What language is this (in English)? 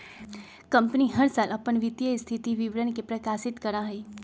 Magahi